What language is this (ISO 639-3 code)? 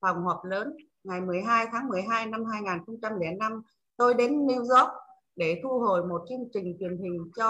vie